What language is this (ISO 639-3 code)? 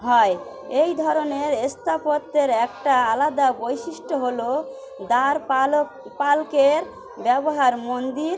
ben